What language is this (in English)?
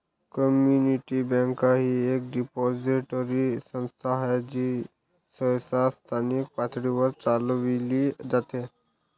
Marathi